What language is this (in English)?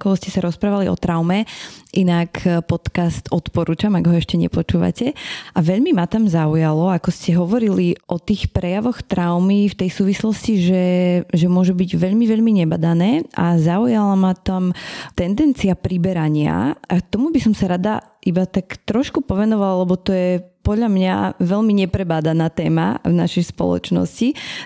Slovak